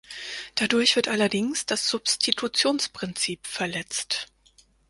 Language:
German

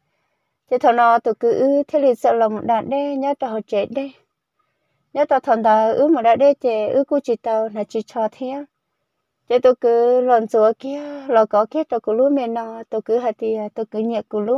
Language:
Vietnamese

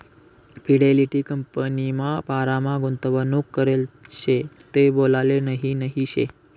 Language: Marathi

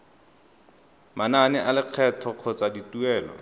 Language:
Tswana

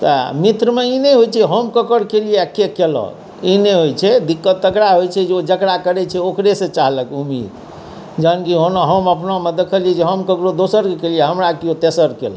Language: Maithili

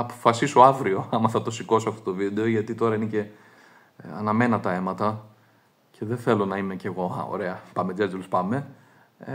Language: Greek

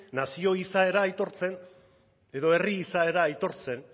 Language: Basque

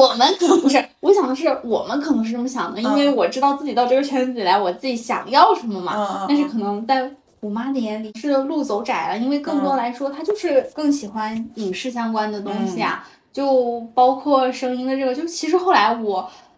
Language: Chinese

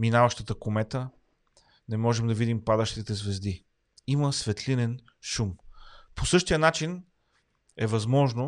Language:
Bulgarian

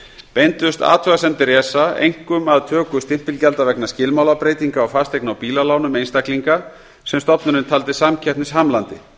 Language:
Icelandic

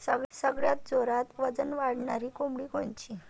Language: Marathi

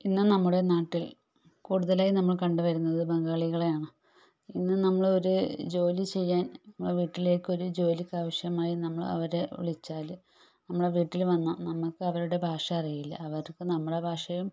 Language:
Malayalam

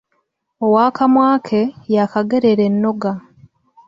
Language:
Ganda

